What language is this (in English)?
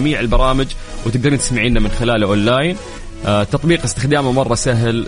Arabic